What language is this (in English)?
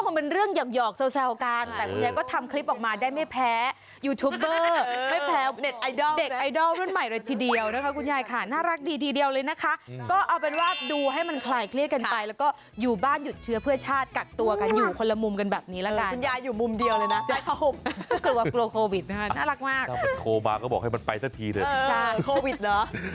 Thai